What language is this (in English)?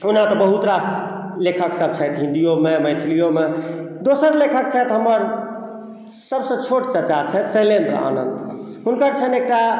Maithili